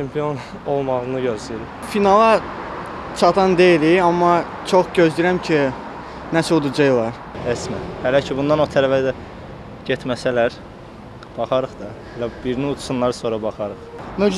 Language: Turkish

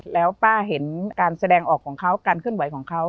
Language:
Thai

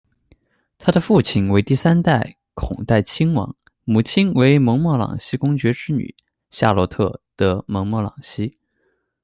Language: Chinese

